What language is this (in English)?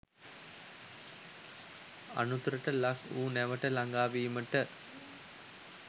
Sinhala